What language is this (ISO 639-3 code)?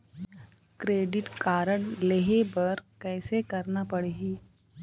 hne